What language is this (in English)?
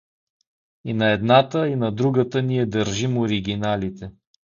Bulgarian